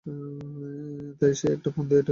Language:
Bangla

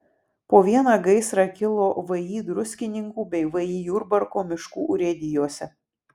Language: Lithuanian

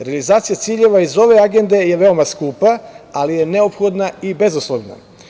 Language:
Serbian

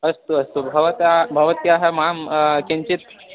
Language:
Sanskrit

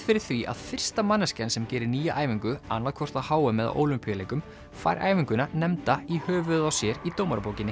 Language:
Icelandic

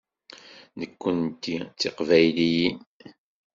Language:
Kabyle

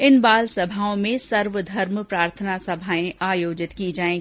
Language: Hindi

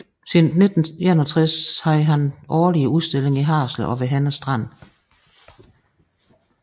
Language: Danish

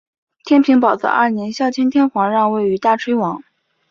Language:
Chinese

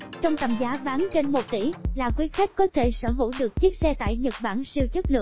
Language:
Vietnamese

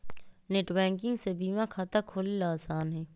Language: Magahi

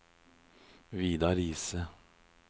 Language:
Norwegian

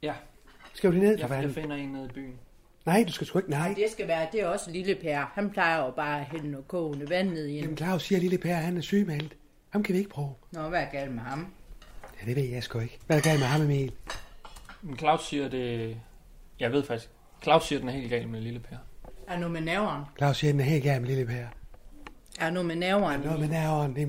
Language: Danish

